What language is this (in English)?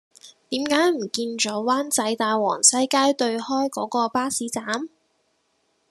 Cantonese